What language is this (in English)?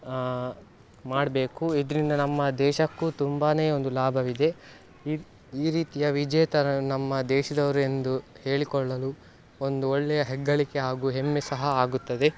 Kannada